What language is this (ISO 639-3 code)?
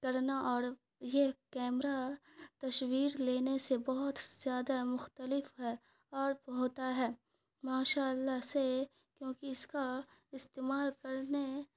urd